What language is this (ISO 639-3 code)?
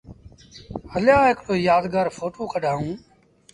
sbn